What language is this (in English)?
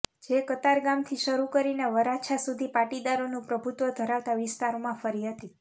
Gujarati